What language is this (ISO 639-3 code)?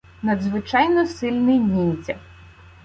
ukr